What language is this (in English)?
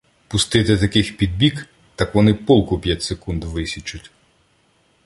Ukrainian